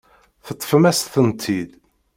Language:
Kabyle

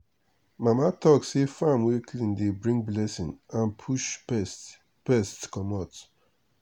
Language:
Nigerian Pidgin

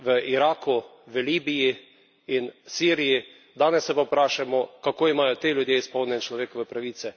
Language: Slovenian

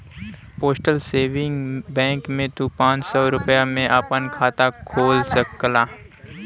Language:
Bhojpuri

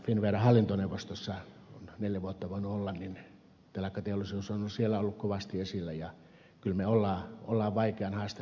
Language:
Finnish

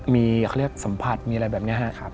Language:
Thai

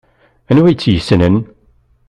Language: Kabyle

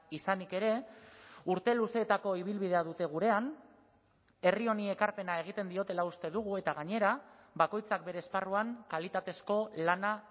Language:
Basque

